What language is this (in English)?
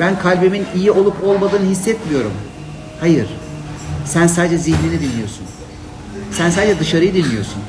Turkish